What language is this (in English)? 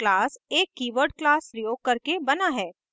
Hindi